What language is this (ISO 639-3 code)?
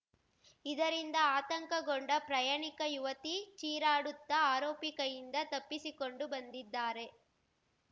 kan